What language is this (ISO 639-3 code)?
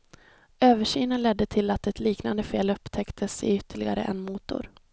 swe